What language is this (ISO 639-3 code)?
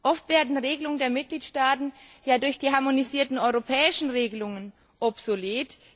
deu